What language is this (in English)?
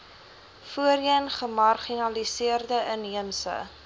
Afrikaans